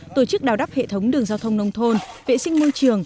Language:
Vietnamese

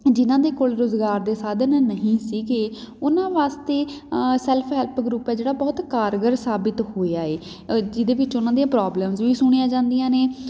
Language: Punjabi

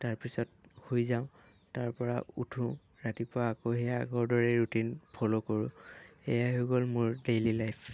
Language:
Assamese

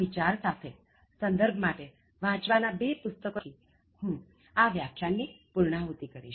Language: Gujarati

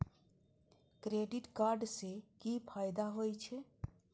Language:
Maithili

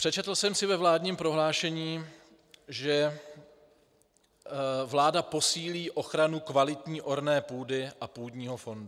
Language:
Czech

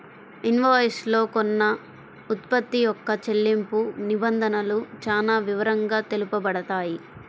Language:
Telugu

